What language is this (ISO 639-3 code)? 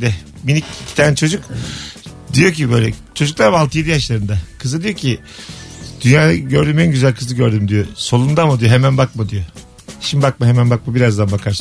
tur